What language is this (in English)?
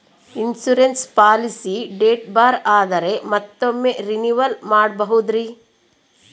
Kannada